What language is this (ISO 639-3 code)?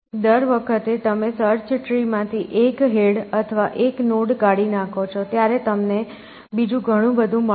guj